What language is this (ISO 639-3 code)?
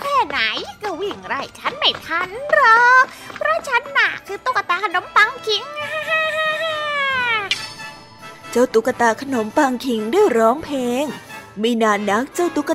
tha